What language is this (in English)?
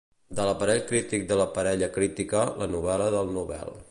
Catalan